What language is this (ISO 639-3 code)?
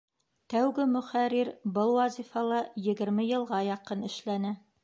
bak